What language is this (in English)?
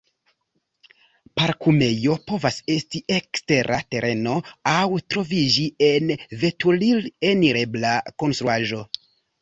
Esperanto